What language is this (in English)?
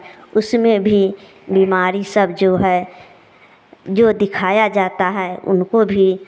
Hindi